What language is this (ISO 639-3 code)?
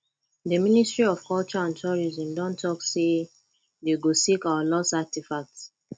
pcm